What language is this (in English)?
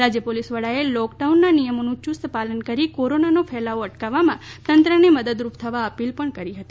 Gujarati